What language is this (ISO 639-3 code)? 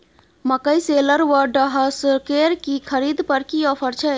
mai